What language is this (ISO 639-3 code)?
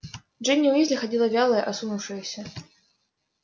rus